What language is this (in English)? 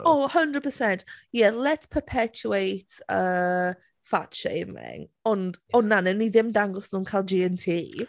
Welsh